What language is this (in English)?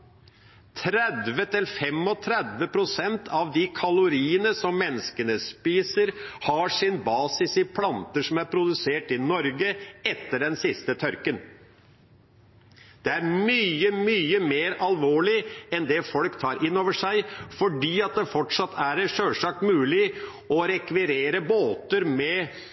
Norwegian Bokmål